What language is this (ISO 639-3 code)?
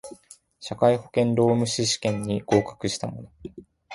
jpn